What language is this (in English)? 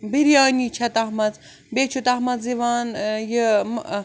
Kashmiri